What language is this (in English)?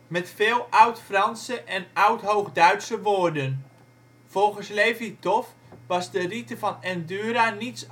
Dutch